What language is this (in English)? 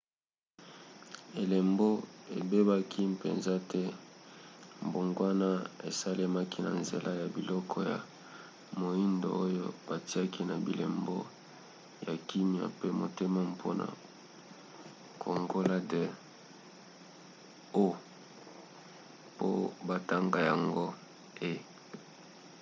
Lingala